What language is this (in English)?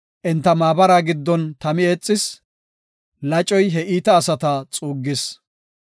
Gofa